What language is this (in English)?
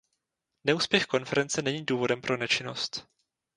Czech